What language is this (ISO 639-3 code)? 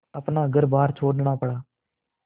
hin